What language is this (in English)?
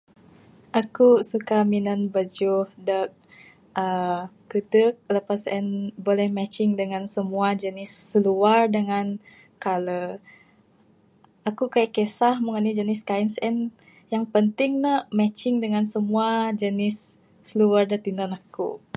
Bukar-Sadung Bidayuh